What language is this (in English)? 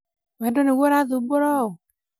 Kikuyu